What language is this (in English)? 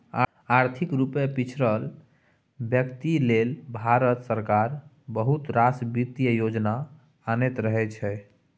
Maithili